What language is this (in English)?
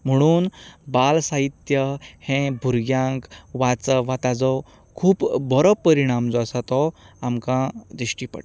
Konkani